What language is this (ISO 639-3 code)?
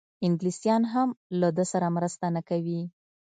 pus